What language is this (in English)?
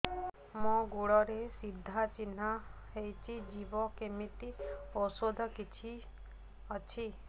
Odia